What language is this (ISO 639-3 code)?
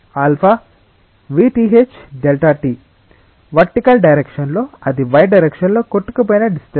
tel